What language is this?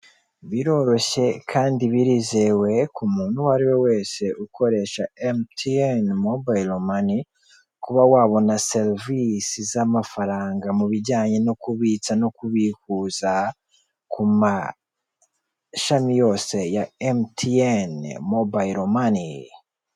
Kinyarwanda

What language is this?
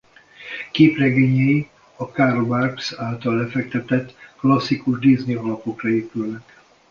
Hungarian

